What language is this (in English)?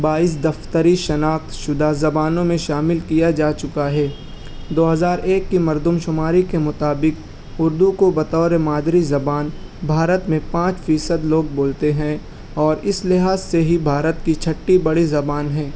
Urdu